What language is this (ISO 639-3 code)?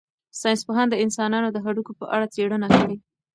pus